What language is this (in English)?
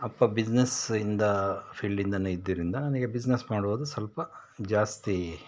Kannada